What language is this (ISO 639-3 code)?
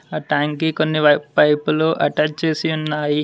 tel